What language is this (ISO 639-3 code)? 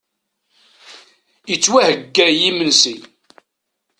kab